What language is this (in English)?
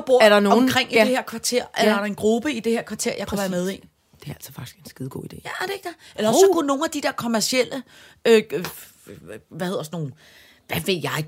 Danish